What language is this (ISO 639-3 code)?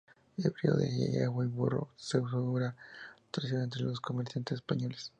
spa